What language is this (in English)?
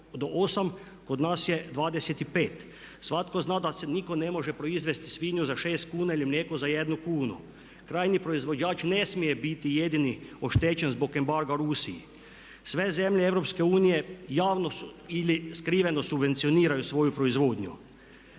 Croatian